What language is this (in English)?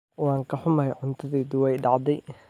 Somali